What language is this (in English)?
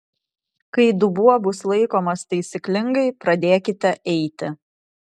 Lithuanian